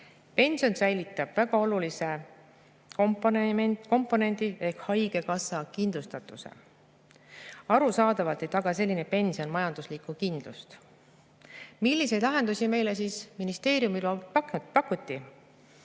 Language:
Estonian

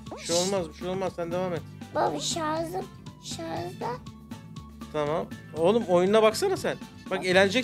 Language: Turkish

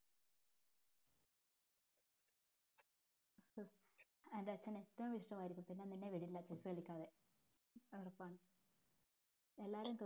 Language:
Malayalam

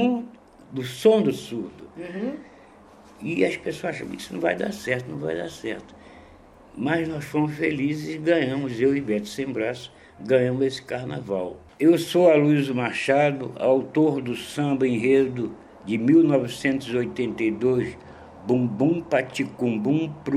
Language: Portuguese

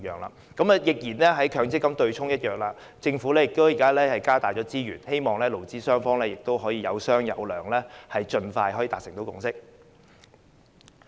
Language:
Cantonese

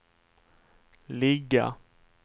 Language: Swedish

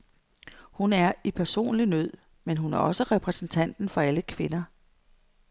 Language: Danish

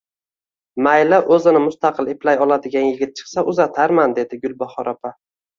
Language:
Uzbek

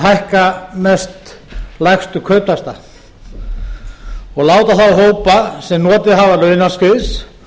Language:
Icelandic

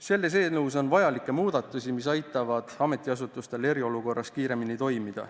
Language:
Estonian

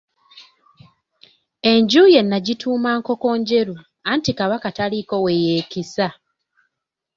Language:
Ganda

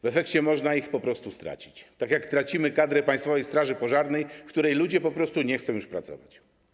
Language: Polish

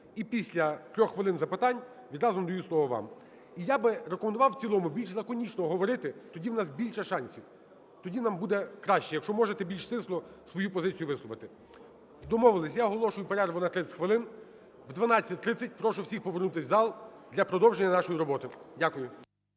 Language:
Ukrainian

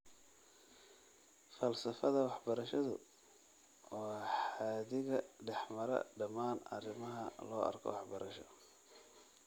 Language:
Somali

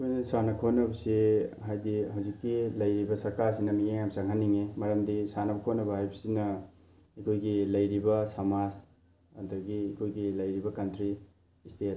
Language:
Manipuri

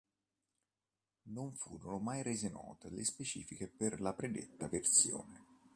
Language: Italian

